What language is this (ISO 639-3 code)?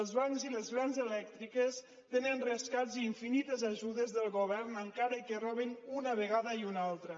cat